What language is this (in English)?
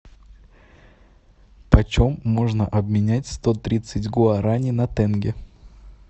Russian